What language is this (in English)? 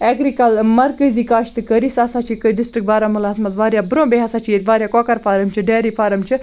Kashmiri